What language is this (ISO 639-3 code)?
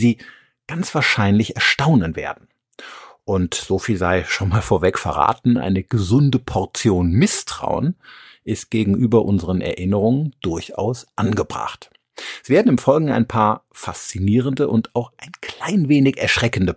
deu